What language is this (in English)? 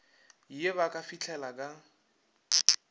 Northern Sotho